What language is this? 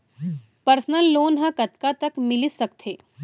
Chhattisgarhi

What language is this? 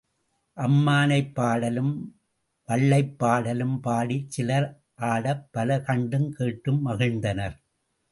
Tamil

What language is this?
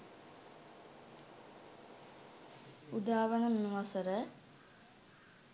Sinhala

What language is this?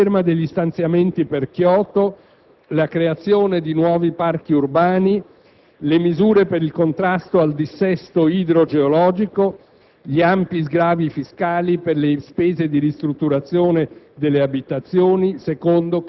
Italian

